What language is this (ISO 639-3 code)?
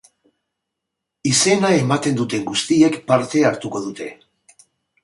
eus